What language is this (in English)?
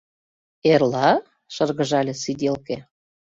Mari